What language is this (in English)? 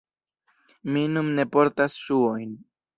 Esperanto